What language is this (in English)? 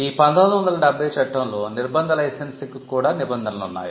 Telugu